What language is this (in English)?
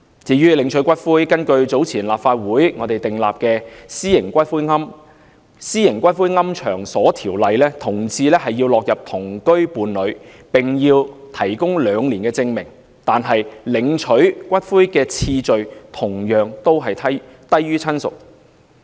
Cantonese